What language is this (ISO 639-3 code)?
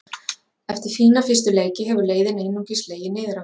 isl